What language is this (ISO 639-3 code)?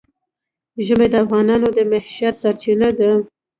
pus